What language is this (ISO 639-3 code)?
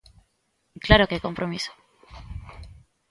glg